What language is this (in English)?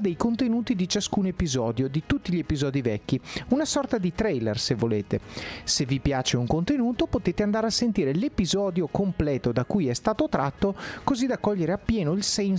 Italian